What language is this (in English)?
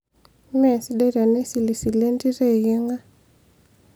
Masai